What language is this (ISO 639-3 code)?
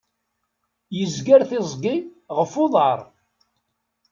kab